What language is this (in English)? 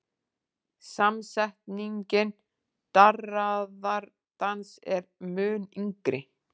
Icelandic